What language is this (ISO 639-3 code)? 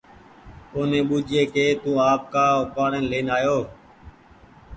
gig